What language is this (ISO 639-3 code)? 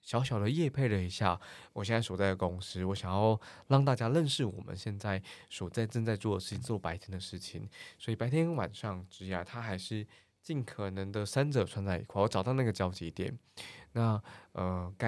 zho